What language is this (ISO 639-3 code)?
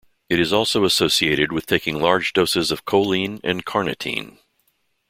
eng